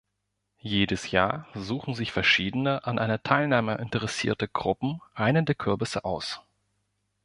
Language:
German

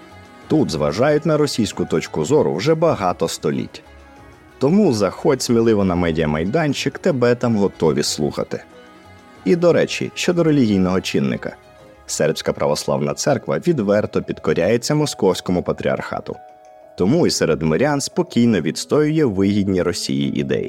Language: Ukrainian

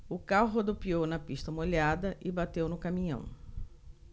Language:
Portuguese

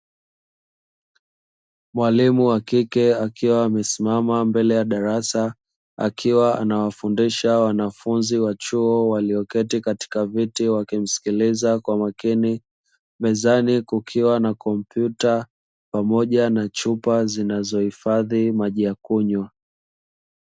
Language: Swahili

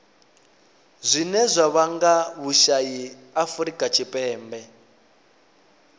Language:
Venda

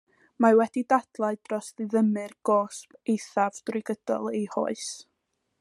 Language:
Welsh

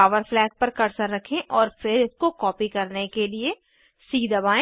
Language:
Hindi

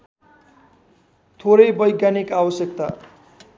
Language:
Nepali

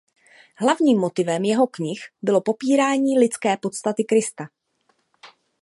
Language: Czech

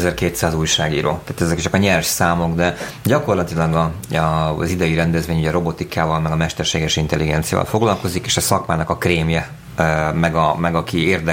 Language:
Hungarian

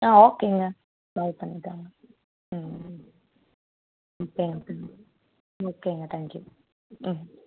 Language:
Tamil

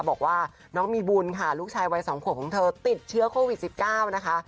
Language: Thai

